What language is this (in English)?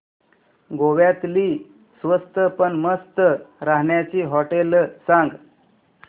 Marathi